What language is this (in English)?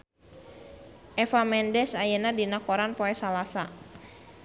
Sundanese